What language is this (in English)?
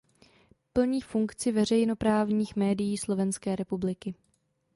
Czech